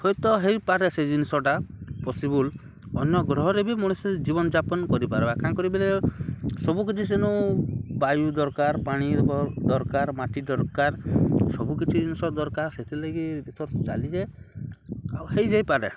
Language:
Odia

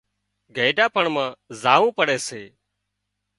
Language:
Wadiyara Koli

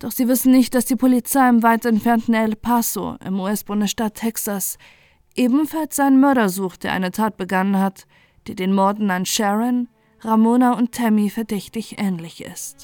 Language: German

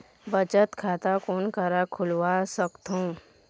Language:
Chhattisgarhi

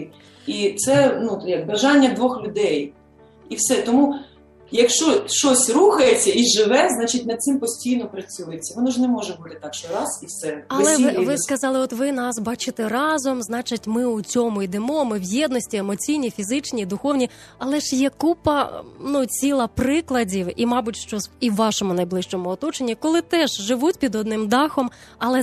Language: Ukrainian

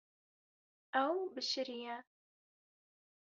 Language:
Kurdish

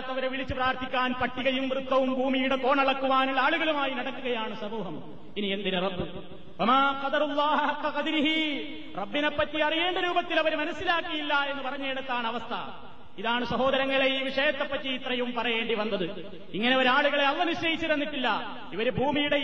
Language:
Malayalam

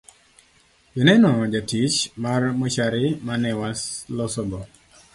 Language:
Luo (Kenya and Tanzania)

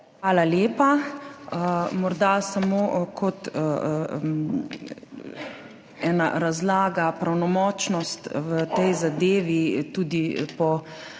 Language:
Slovenian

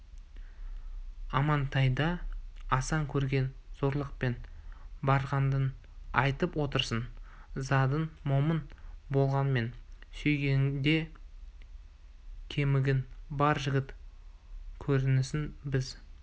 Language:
Kazakh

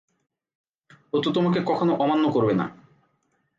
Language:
Bangla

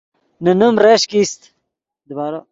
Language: Yidgha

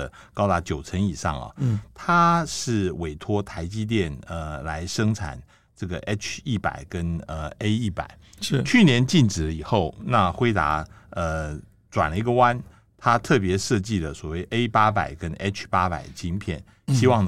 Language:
Chinese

